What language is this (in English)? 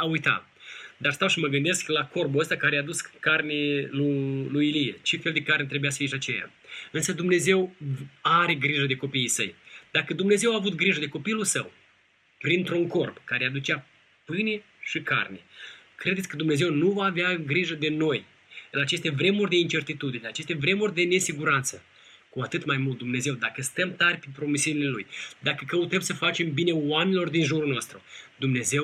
Romanian